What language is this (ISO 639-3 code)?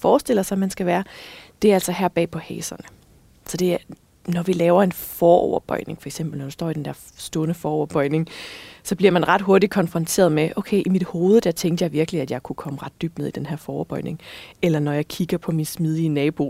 dan